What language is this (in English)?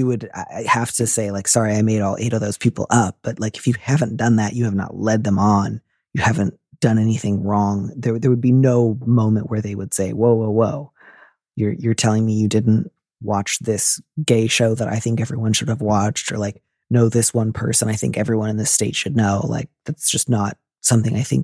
English